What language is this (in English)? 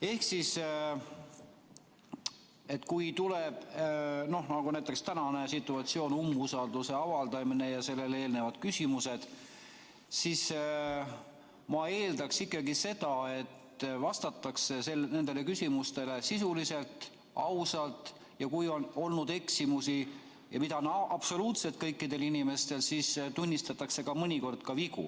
Estonian